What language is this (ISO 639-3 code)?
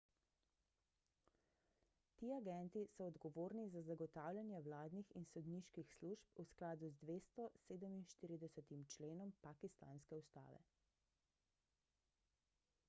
slv